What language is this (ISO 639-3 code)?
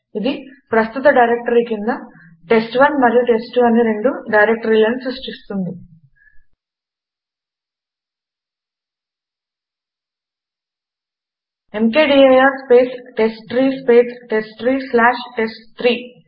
tel